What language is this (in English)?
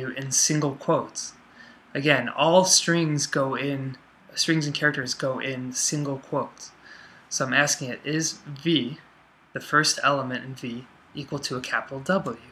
English